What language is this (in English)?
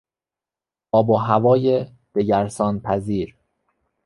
Persian